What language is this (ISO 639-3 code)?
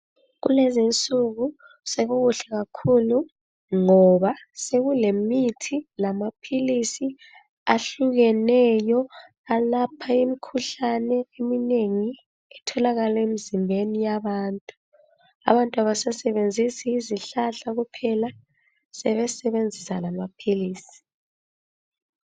nde